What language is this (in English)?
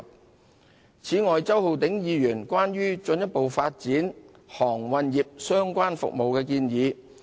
Cantonese